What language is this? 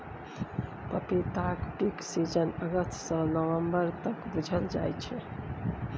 Maithili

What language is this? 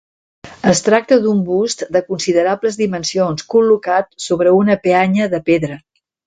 Catalan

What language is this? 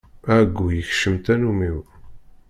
Kabyle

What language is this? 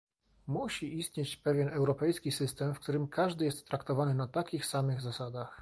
Polish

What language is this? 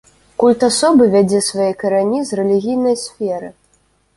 Belarusian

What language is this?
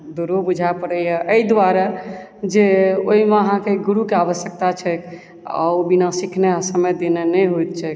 Maithili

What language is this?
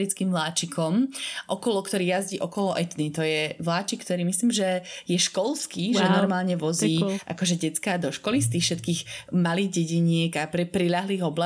Slovak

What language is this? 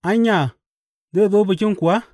Hausa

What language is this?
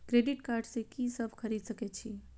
Maithili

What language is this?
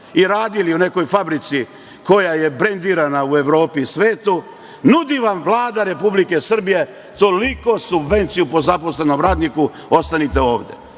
Serbian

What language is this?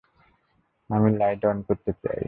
Bangla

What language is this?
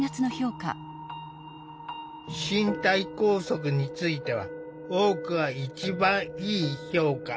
Japanese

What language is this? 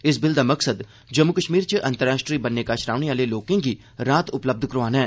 Dogri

